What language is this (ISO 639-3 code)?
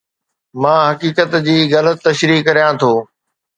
snd